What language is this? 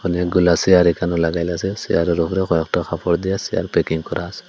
Bangla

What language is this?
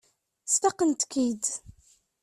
Kabyle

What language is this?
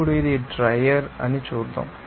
Telugu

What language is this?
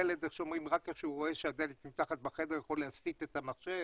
Hebrew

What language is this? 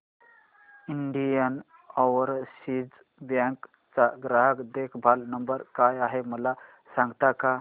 Marathi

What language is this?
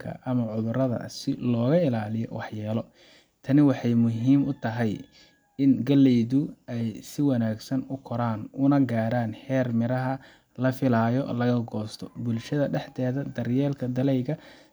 Somali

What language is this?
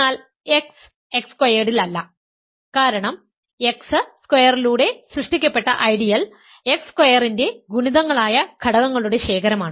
Malayalam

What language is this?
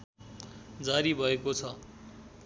Nepali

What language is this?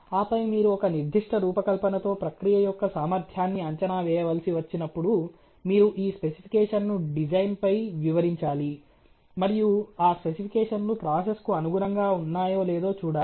Telugu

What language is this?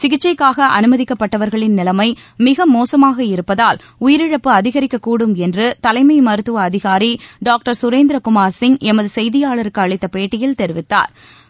Tamil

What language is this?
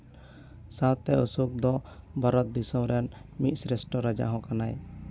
Santali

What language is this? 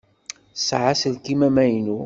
Kabyle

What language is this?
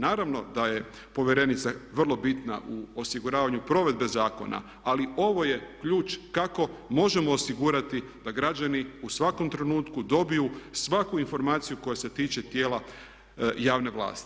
Croatian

